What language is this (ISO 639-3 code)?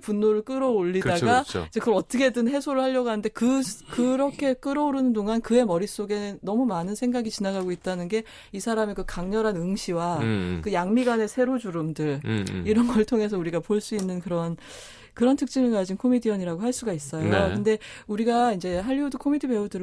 kor